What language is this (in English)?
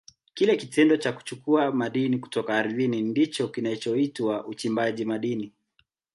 Swahili